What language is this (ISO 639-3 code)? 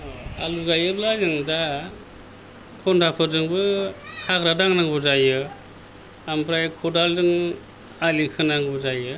brx